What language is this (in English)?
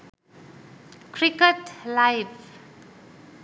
Sinhala